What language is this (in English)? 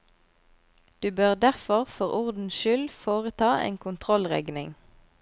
Norwegian